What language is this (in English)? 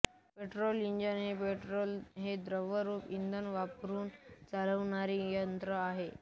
Marathi